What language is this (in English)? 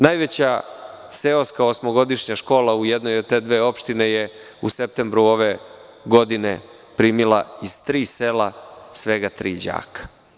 Serbian